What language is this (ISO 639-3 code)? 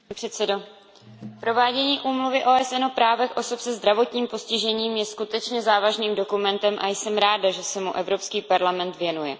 ces